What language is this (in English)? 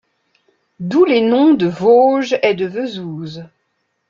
French